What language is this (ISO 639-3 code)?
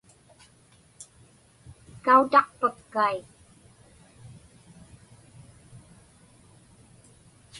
ipk